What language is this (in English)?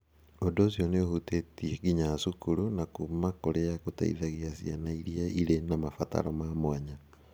Kikuyu